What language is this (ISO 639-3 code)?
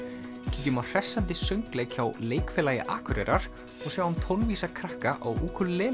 isl